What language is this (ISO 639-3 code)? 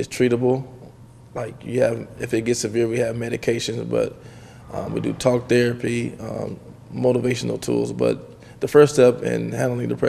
eng